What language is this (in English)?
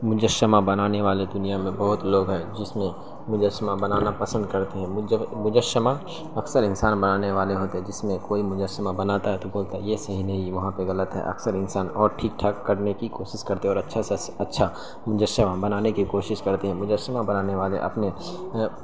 Urdu